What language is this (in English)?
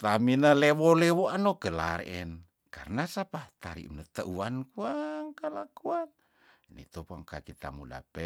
Tondano